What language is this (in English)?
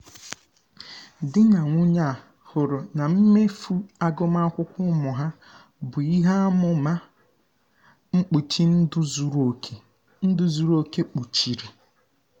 Igbo